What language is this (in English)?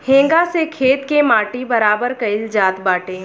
Bhojpuri